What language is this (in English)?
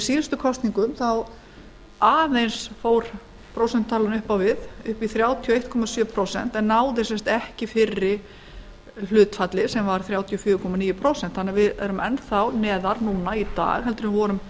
Icelandic